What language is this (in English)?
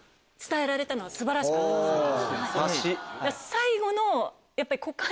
Japanese